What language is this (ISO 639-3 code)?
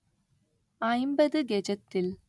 tam